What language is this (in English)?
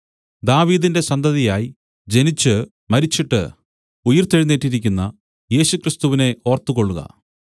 Malayalam